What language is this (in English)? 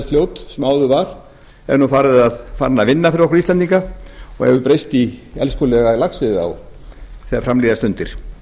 Icelandic